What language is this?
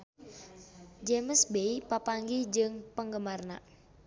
Sundanese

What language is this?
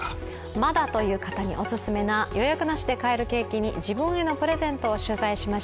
Japanese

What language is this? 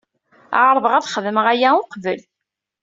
Kabyle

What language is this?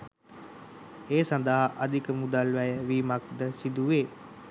Sinhala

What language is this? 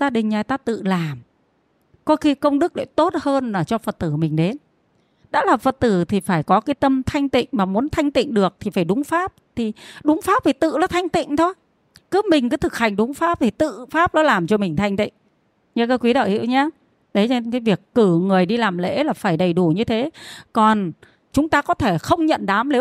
Vietnamese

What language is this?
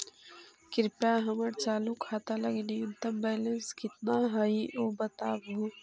Magahi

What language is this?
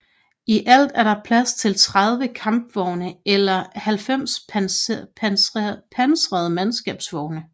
Danish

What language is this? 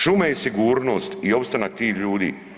Croatian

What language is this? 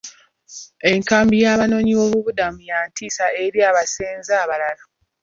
Ganda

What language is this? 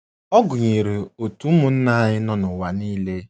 Igbo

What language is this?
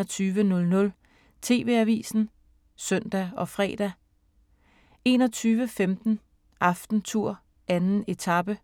Danish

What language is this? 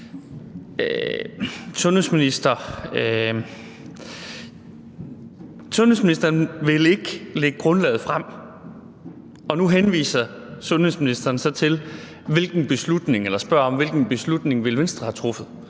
Danish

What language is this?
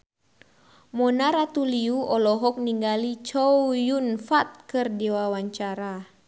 Sundanese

